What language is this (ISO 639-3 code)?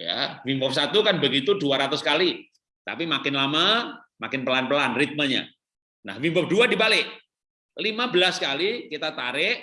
ind